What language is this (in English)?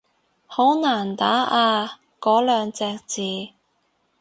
Cantonese